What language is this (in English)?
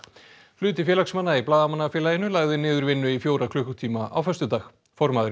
Icelandic